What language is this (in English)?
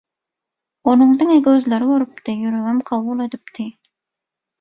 Turkmen